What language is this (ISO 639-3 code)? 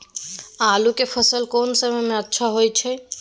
mai